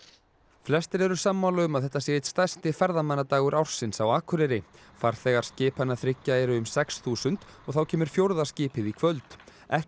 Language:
Icelandic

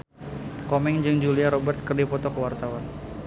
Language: Sundanese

